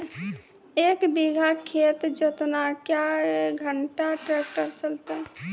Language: Maithili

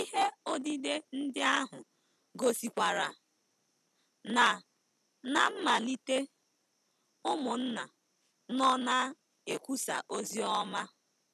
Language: Igbo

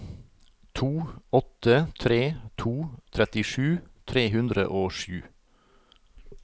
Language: Norwegian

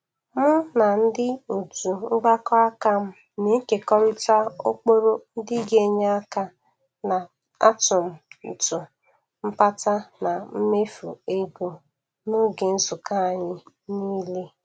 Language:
Igbo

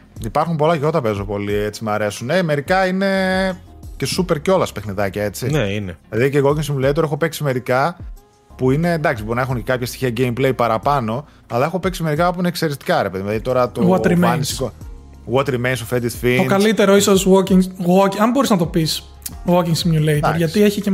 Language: Greek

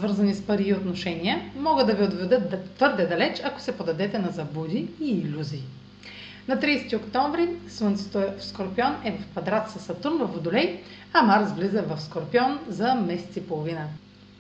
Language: Bulgarian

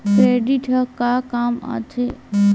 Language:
Chhattisgarhi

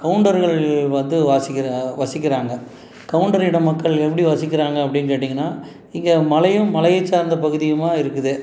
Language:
Tamil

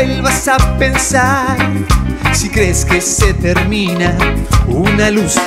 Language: Indonesian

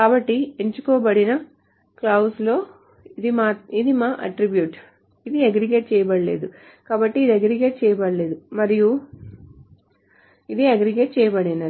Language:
Telugu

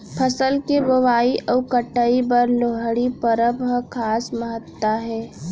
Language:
Chhattisgarhi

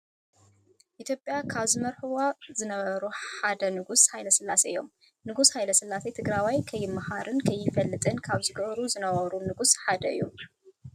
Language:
Tigrinya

